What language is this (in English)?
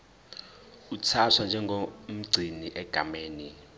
Zulu